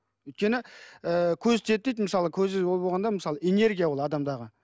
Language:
Kazakh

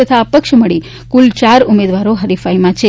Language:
Gujarati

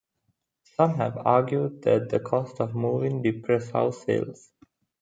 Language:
English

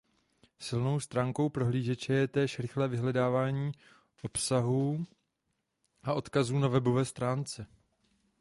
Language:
Czech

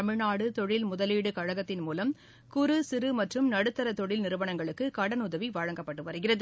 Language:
Tamil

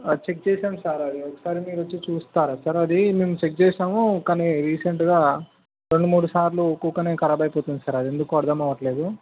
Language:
Telugu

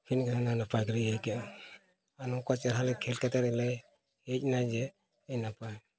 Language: Santali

